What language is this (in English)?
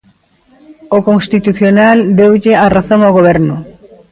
Galician